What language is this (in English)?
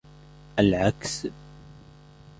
Arabic